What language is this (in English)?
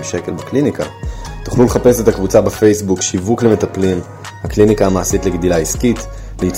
Hebrew